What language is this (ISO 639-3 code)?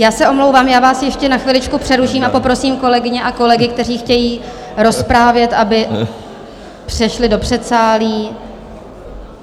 ces